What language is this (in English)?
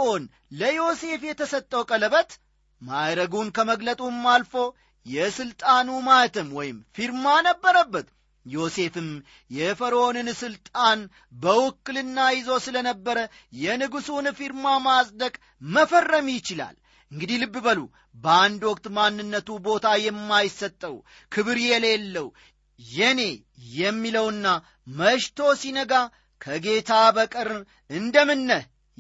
Amharic